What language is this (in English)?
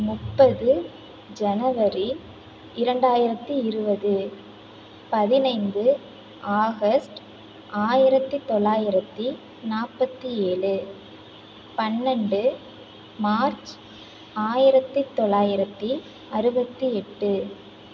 Tamil